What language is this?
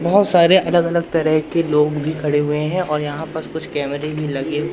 Hindi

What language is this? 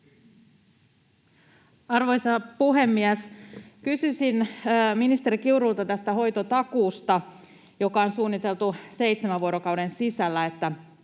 Finnish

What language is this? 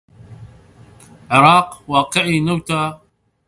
Central Kurdish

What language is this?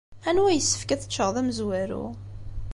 Kabyle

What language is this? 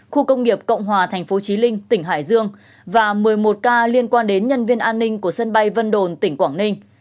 Vietnamese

